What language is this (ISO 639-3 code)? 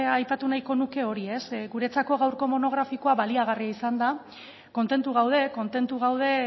eus